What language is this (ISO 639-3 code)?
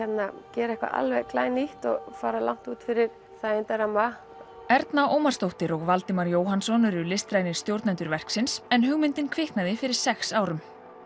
isl